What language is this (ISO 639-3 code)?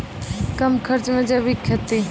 mai